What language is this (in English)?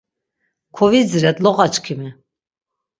Laz